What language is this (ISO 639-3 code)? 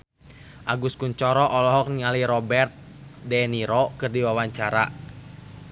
sun